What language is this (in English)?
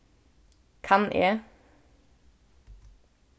Faroese